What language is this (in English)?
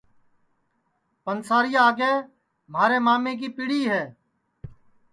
Sansi